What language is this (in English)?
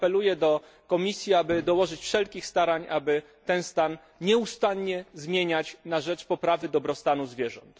Polish